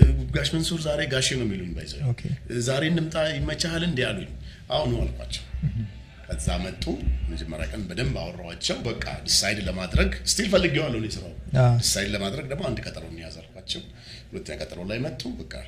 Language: Amharic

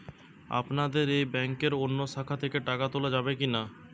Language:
Bangla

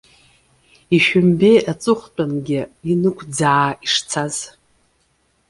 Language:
Abkhazian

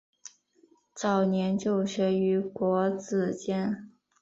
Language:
Chinese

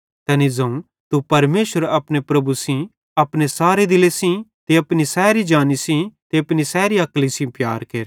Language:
Bhadrawahi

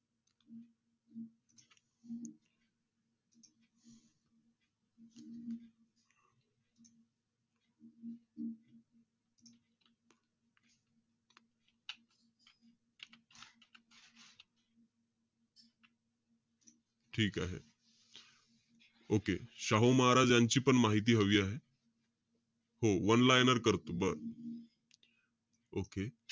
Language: Marathi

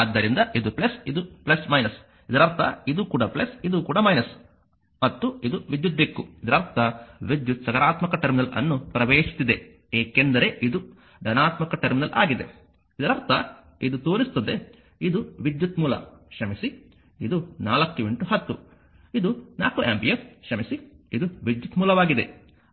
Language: Kannada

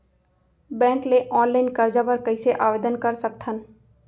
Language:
Chhattisgarhi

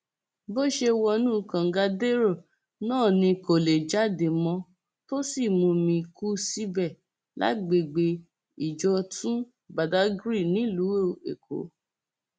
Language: Yoruba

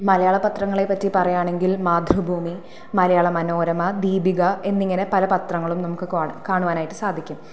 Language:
Malayalam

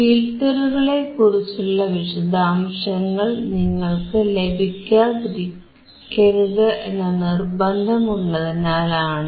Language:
Malayalam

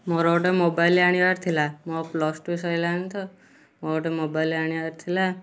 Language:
Odia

